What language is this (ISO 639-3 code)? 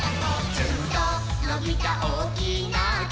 jpn